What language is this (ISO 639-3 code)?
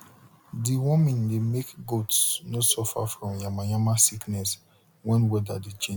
pcm